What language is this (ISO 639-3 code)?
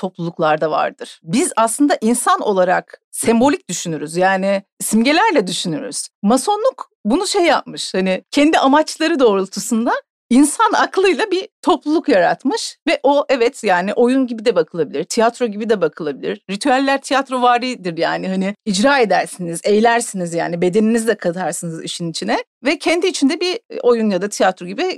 tur